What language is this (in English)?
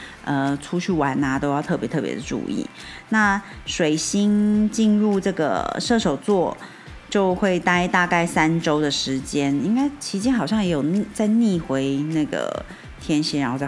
Chinese